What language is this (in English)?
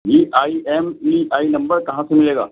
Urdu